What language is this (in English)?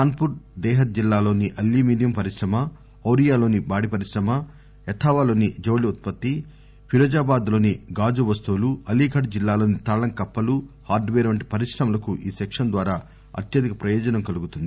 Telugu